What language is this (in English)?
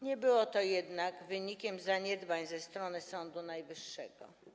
Polish